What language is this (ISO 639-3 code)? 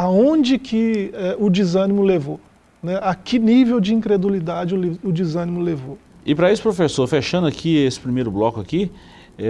por